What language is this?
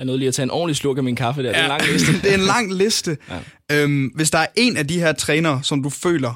Danish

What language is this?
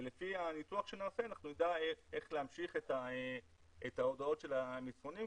Hebrew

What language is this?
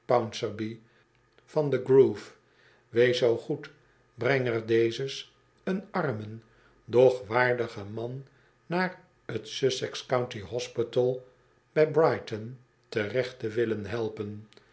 Dutch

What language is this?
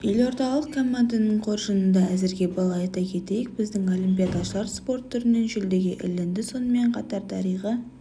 Kazakh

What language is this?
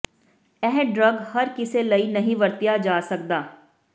Punjabi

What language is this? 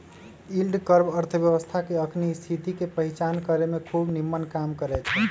Magahi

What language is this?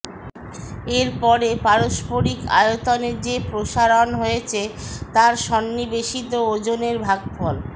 Bangla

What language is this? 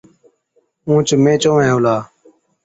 Od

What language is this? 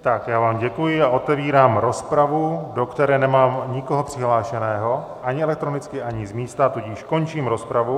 Czech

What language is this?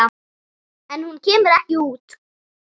Icelandic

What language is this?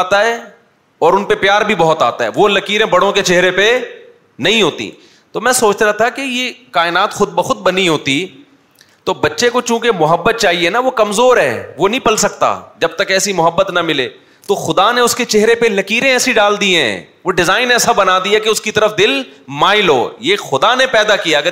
Urdu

